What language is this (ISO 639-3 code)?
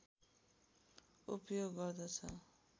nep